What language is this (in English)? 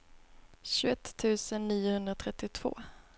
Swedish